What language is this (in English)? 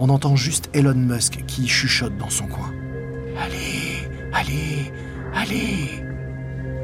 French